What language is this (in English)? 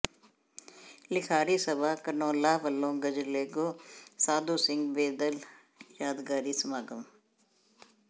Punjabi